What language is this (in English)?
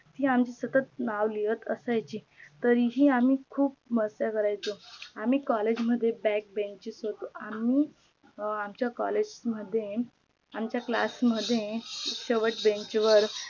Marathi